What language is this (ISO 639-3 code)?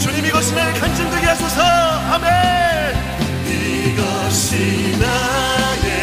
kor